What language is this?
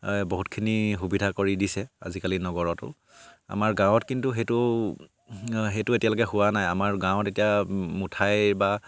Assamese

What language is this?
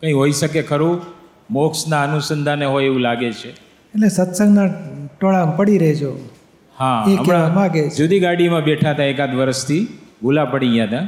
Gujarati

